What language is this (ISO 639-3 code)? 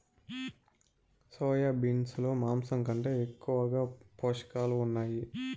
tel